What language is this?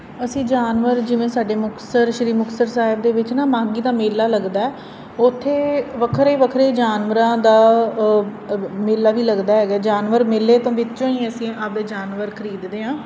Punjabi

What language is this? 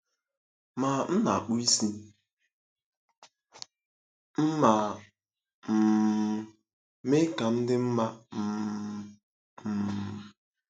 Igbo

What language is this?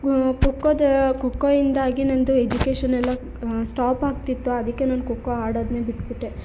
Kannada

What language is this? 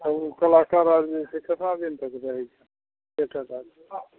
Maithili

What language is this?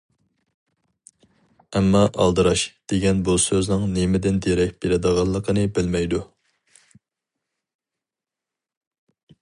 Uyghur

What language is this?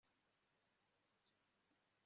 Kinyarwanda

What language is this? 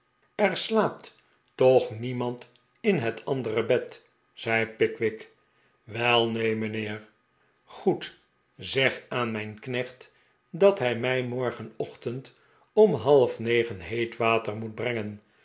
Dutch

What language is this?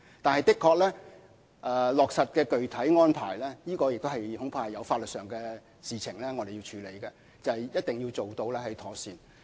Cantonese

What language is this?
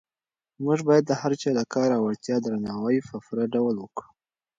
Pashto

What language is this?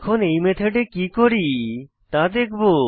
Bangla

